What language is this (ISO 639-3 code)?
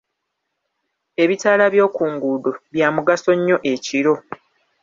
lug